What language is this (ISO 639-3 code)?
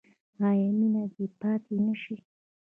pus